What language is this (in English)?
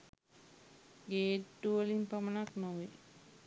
Sinhala